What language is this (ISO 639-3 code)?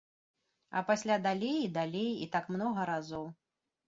bel